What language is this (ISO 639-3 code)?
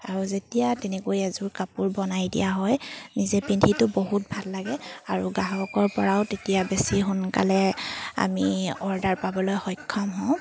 asm